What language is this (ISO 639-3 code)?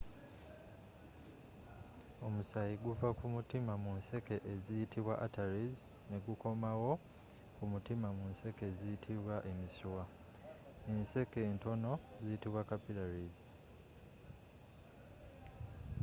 lug